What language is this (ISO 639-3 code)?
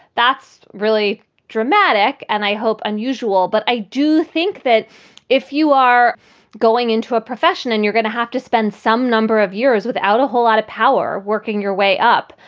eng